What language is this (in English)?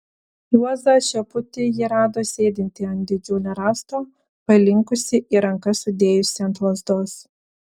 Lithuanian